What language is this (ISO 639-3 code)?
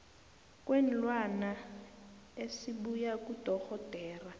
nbl